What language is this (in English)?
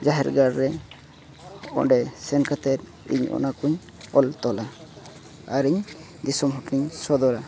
Santali